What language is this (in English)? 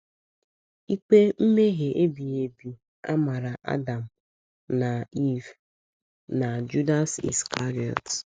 Igbo